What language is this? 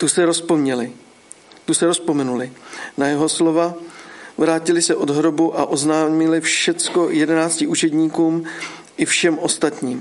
Czech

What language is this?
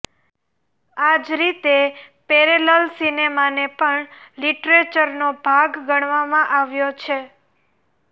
Gujarati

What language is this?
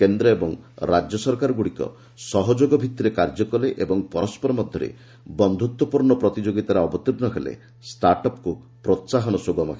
Odia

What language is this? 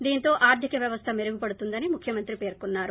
Telugu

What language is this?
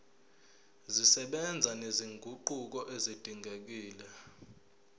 Zulu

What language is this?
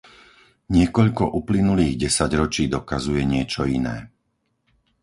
Slovak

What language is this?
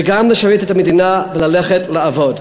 Hebrew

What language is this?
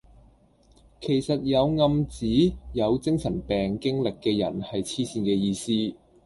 Cantonese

